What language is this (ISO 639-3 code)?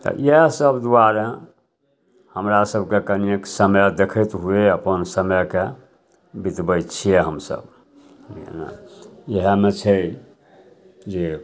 mai